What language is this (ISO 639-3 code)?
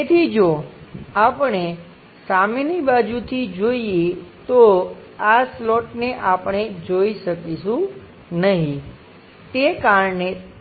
guj